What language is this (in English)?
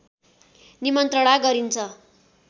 Nepali